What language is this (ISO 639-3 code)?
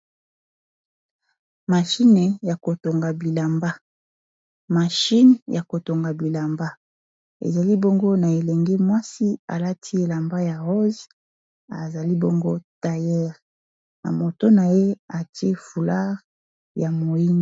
lin